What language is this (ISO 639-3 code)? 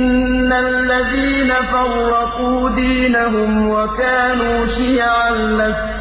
ara